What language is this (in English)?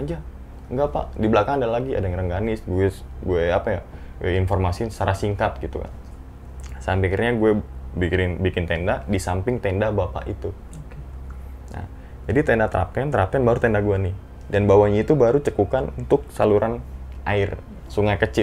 Indonesian